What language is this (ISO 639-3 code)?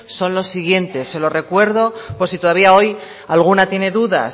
spa